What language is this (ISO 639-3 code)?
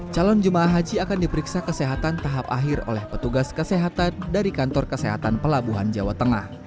ind